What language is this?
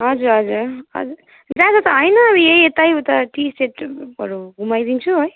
Nepali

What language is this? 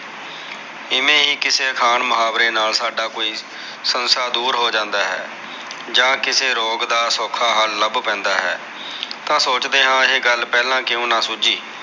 Punjabi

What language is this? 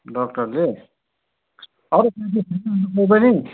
Nepali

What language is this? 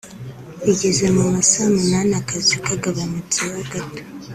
Kinyarwanda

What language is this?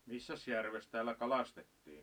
Finnish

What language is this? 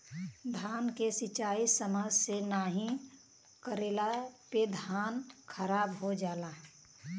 Bhojpuri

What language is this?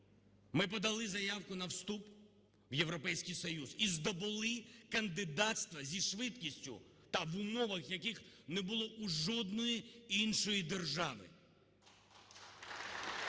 Ukrainian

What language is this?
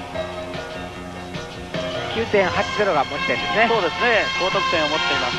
Japanese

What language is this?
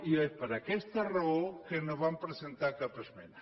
Catalan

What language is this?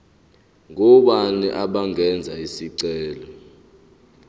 Zulu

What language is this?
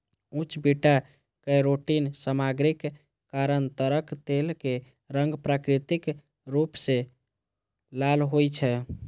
Maithili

